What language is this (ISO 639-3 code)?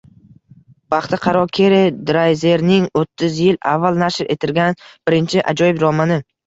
uzb